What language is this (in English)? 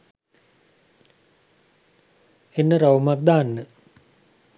Sinhala